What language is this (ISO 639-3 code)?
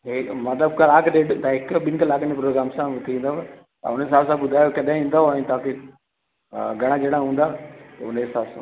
snd